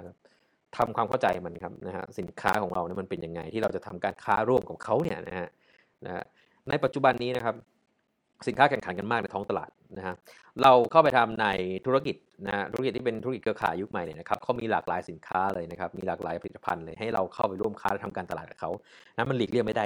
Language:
Thai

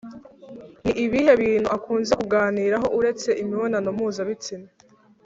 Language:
Kinyarwanda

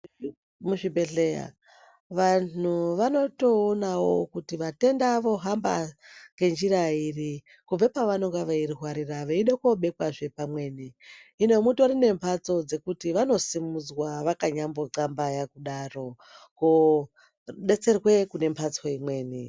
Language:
Ndau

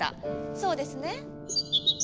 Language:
Japanese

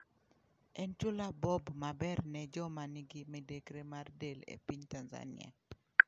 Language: Luo (Kenya and Tanzania)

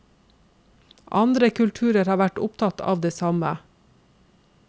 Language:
Norwegian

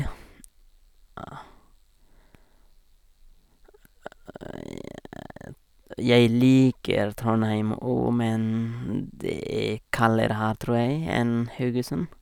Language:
Norwegian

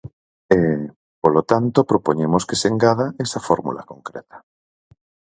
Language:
Galician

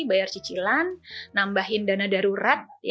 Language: Indonesian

